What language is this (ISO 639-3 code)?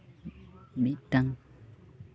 sat